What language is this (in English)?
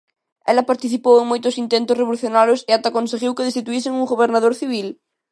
Galician